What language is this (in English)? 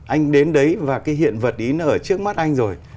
Vietnamese